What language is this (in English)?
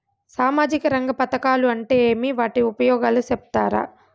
Telugu